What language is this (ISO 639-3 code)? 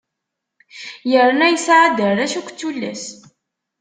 kab